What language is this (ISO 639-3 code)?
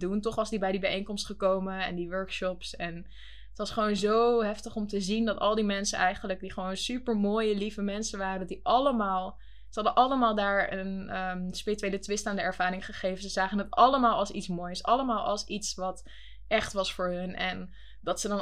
nld